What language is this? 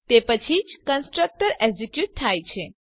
Gujarati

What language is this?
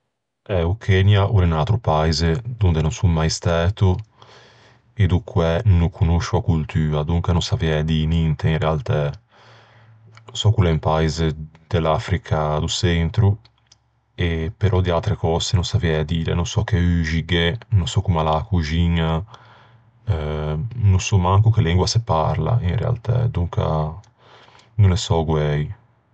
Ligurian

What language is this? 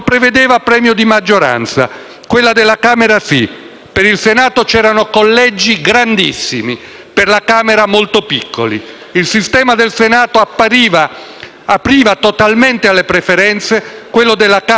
Italian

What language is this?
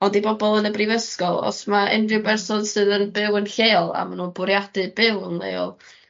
Welsh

